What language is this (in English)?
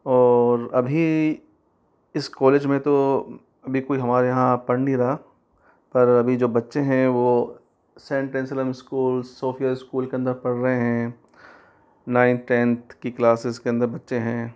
Hindi